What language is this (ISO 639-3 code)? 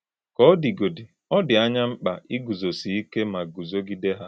ibo